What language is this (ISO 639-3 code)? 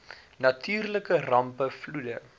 afr